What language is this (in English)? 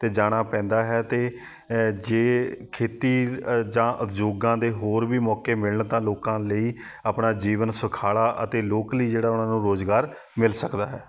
Punjabi